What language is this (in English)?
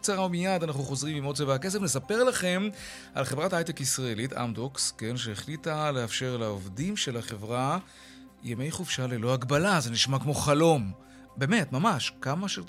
Hebrew